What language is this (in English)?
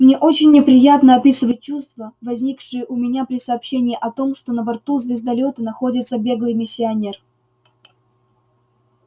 Russian